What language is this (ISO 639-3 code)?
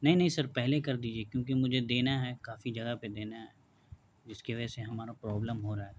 urd